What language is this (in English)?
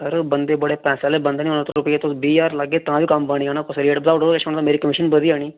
Dogri